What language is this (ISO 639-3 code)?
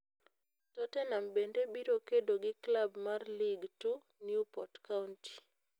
luo